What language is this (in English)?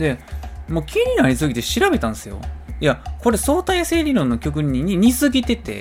Japanese